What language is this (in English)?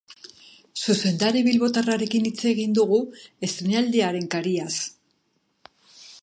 Basque